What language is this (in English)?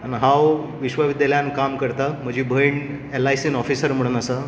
Konkani